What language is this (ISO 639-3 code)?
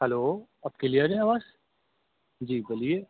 urd